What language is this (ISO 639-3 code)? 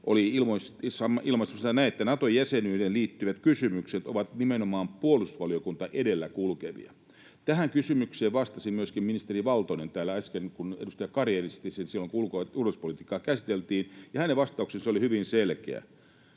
fin